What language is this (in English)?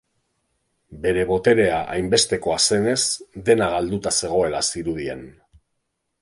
Basque